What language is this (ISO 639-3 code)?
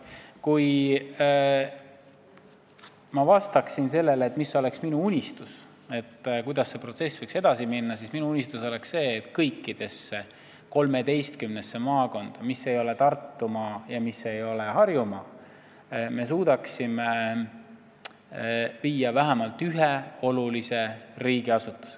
est